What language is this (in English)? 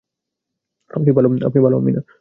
Bangla